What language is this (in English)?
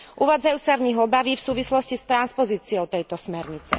Slovak